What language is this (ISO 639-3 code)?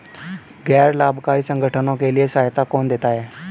hin